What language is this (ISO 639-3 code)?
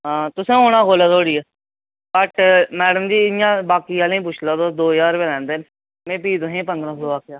doi